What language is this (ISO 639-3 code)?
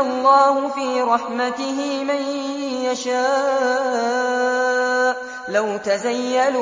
ara